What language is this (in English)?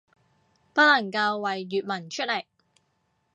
Cantonese